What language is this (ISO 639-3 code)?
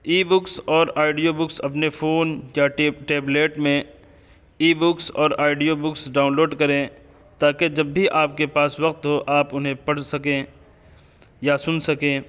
urd